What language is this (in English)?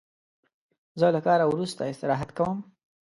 Pashto